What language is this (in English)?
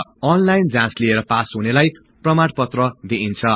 Nepali